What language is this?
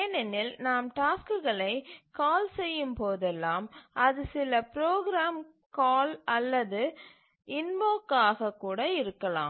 Tamil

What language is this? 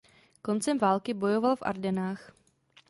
Czech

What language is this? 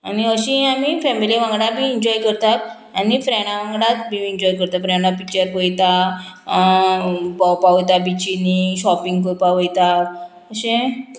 Konkani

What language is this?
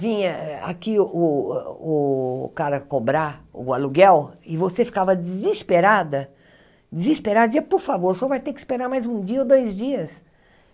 Portuguese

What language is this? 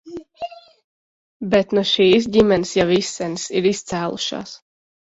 Latvian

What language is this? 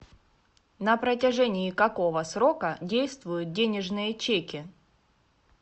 Russian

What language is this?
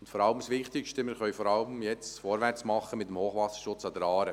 Swiss German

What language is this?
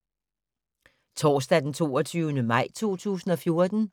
Danish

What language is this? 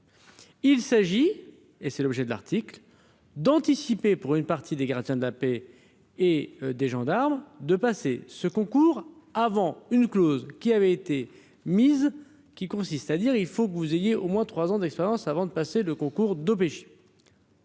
French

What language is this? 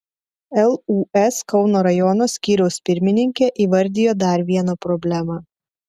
Lithuanian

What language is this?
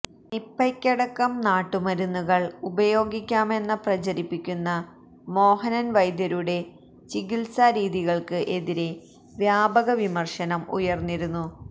Malayalam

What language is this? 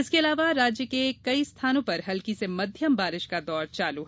Hindi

